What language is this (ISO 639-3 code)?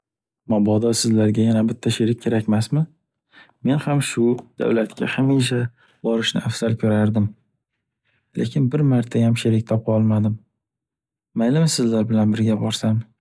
uzb